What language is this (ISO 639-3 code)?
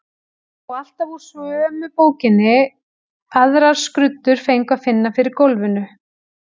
isl